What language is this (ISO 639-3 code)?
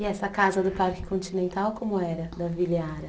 por